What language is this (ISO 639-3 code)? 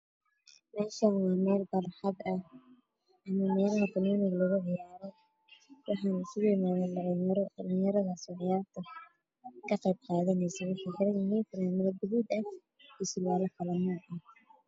som